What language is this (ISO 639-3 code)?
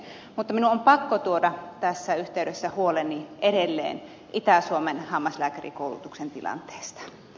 fin